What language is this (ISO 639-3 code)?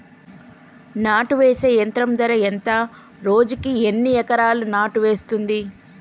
tel